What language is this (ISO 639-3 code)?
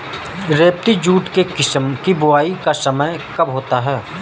hin